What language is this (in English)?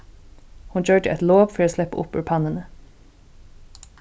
Faroese